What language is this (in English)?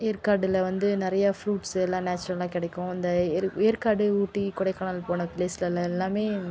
Tamil